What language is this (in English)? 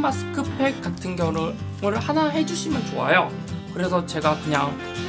Korean